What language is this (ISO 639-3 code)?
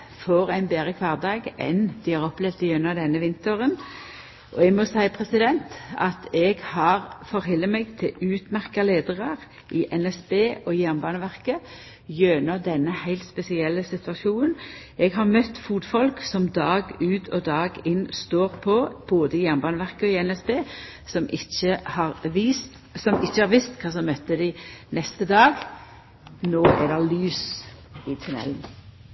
nno